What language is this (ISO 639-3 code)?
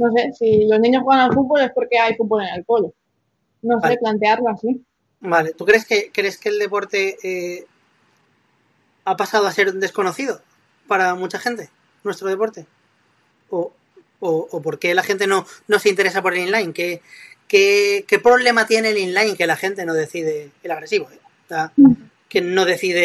spa